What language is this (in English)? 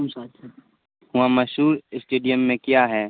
Urdu